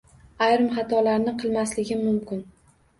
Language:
Uzbek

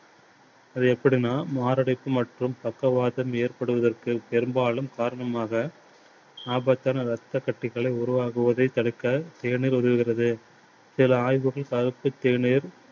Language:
Tamil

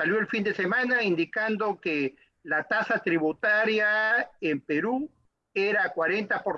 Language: Spanish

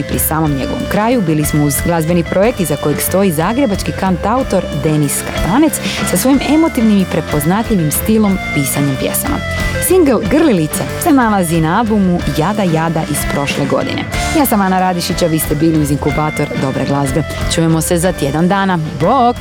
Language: Croatian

